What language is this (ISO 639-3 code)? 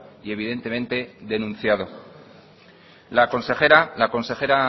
spa